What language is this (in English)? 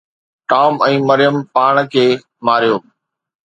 Sindhi